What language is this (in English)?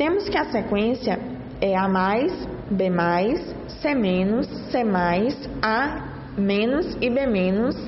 Portuguese